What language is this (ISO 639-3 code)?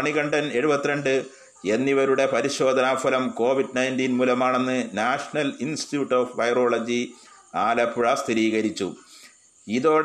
mal